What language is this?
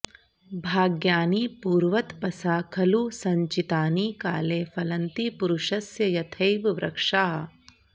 Sanskrit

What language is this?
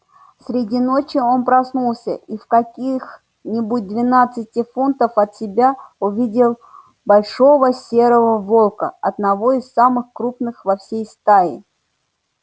Russian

